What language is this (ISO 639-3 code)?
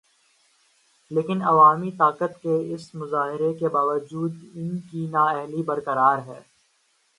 urd